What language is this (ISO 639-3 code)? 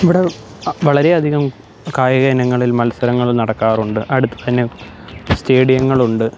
mal